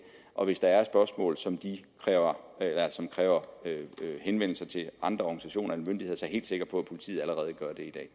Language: Danish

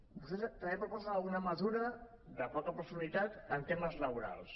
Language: Catalan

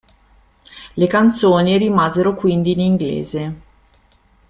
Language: Italian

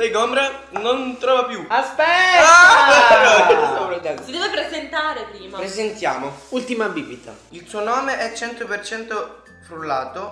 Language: Italian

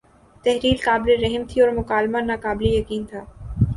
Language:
Urdu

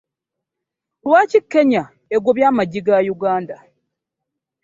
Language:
Ganda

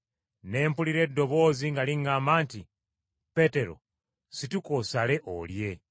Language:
Ganda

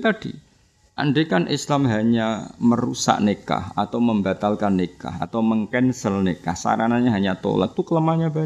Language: Indonesian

